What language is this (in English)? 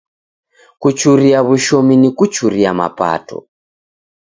Taita